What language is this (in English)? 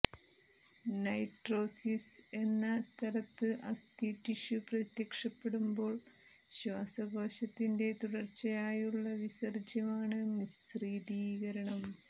Malayalam